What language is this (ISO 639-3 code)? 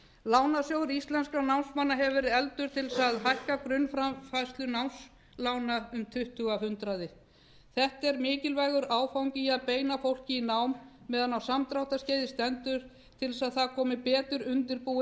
isl